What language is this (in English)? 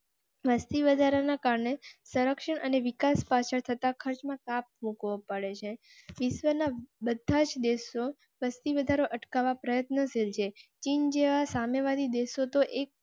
Gujarati